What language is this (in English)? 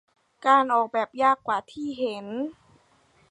Thai